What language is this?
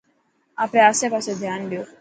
Dhatki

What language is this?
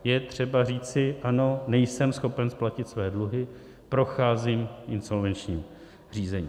Czech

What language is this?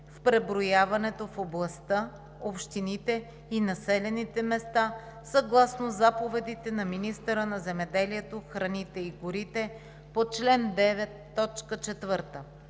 Bulgarian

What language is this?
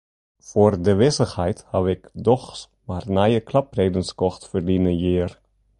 Western Frisian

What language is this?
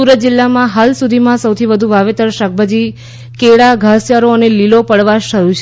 Gujarati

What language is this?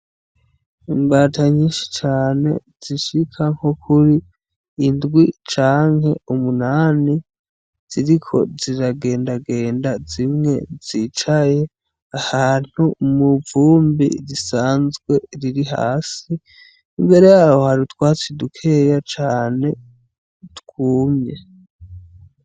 Rundi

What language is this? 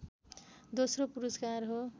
Nepali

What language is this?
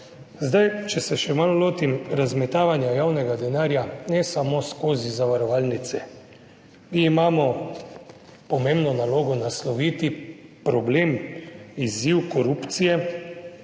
Slovenian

